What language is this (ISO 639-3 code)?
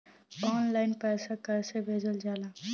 bho